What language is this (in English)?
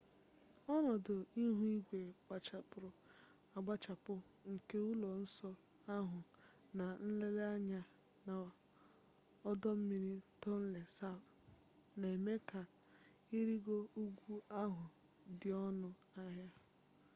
Igbo